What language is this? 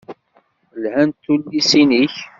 Kabyle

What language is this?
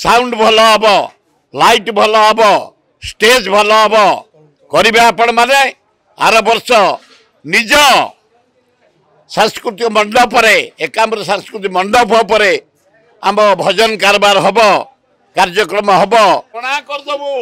Italian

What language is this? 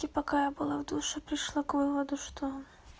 Russian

